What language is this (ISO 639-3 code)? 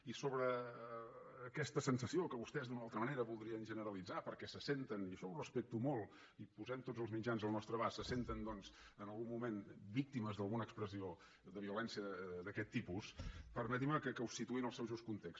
cat